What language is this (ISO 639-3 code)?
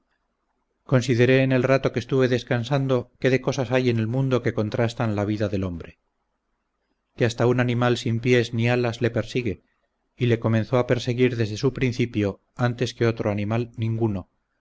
spa